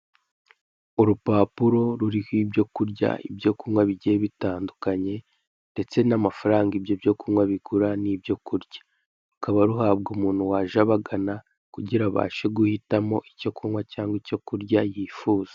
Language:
Kinyarwanda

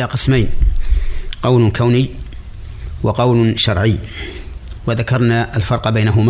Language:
Arabic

